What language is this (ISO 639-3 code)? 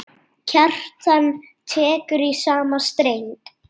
isl